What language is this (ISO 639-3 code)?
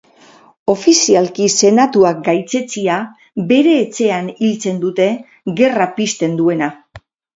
eus